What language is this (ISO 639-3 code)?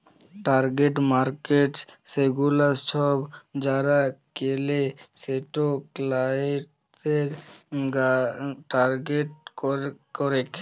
ben